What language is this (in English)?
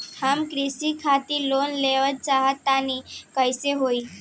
Bhojpuri